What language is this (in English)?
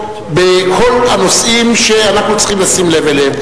Hebrew